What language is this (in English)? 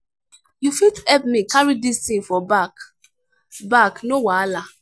Nigerian Pidgin